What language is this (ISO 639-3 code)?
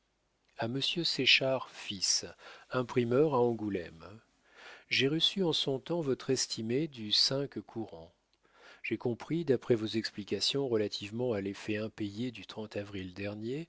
fra